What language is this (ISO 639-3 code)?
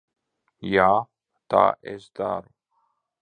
lav